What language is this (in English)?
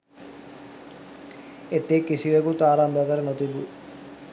Sinhala